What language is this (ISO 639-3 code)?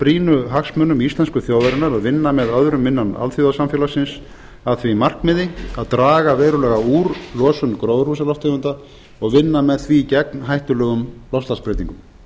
isl